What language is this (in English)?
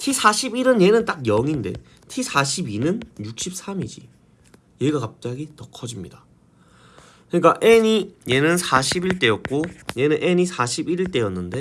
Korean